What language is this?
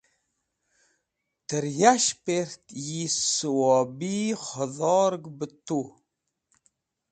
Wakhi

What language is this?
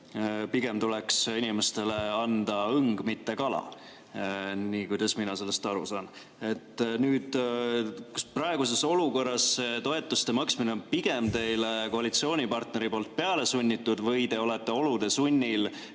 Estonian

